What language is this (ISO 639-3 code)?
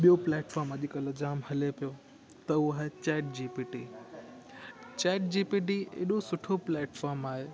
snd